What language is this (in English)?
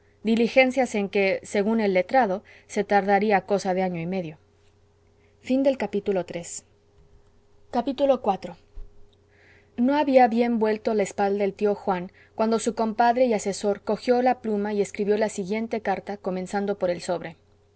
Spanish